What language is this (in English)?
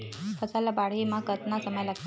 Chhattisgarhi